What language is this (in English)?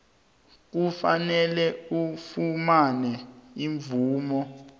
South Ndebele